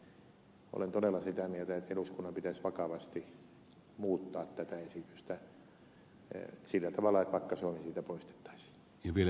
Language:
Finnish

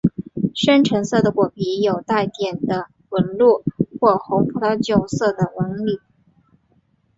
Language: Chinese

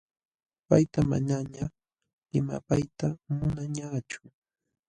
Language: Jauja Wanca Quechua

